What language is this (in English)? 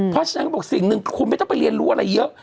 Thai